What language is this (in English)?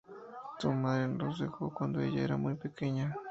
Spanish